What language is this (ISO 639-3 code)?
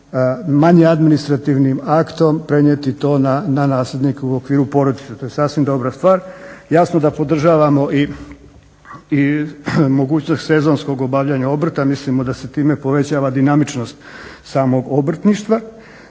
hrv